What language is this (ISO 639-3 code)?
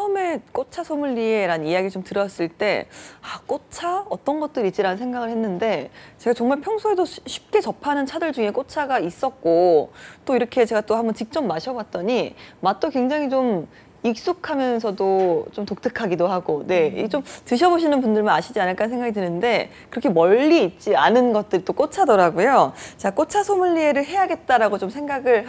kor